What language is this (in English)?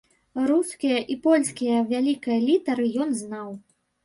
Belarusian